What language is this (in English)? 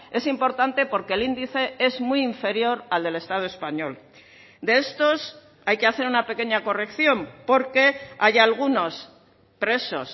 Spanish